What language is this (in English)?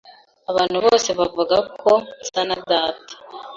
Kinyarwanda